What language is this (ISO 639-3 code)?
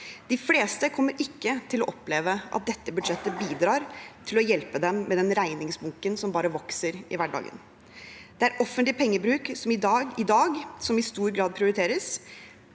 nor